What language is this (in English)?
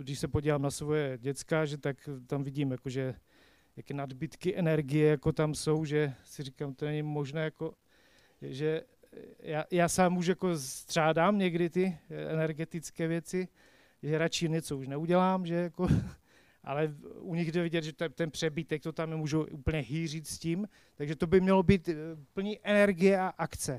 Czech